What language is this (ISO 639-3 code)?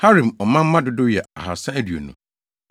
aka